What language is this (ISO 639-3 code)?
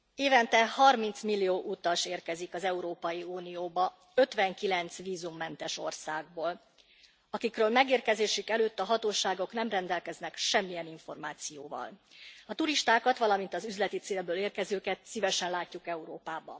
hun